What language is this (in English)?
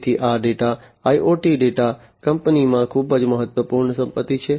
Gujarati